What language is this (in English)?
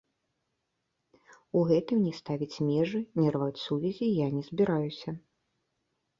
Belarusian